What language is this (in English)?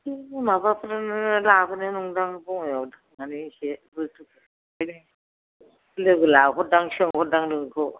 Bodo